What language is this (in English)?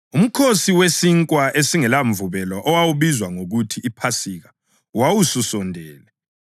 North Ndebele